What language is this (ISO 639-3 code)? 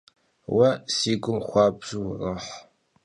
kbd